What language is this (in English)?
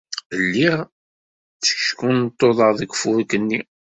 Kabyle